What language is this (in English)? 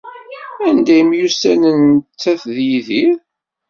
Kabyle